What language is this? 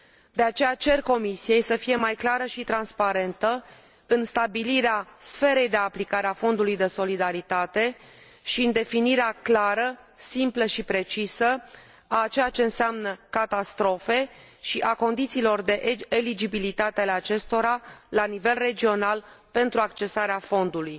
Romanian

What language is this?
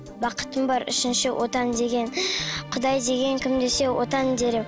Kazakh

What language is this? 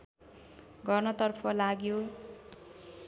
Nepali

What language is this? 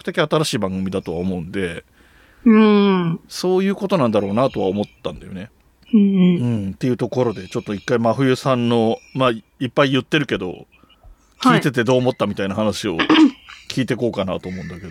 Japanese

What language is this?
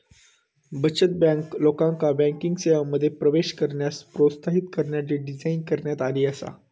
Marathi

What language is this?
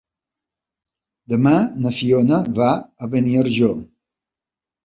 Catalan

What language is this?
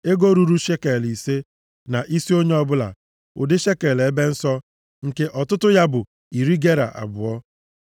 Igbo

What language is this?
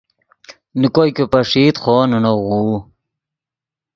Yidgha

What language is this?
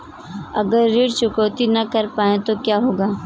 Hindi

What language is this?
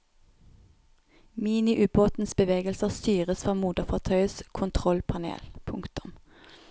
Norwegian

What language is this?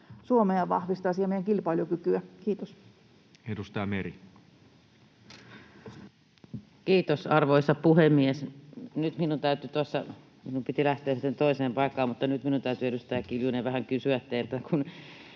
Finnish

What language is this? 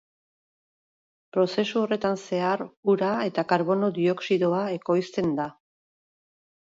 Basque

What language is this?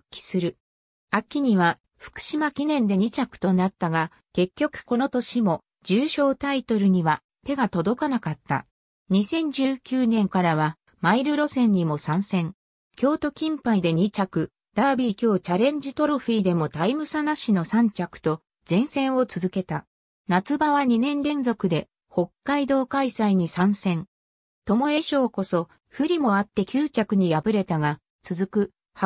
Japanese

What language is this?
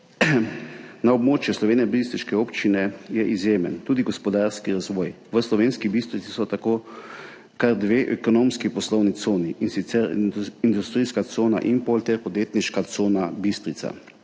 Slovenian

